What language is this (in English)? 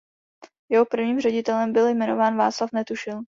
Czech